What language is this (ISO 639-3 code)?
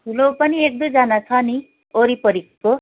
nep